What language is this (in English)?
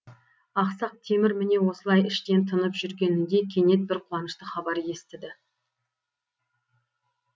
Kazakh